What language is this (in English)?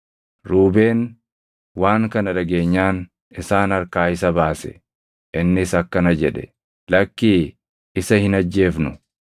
Oromo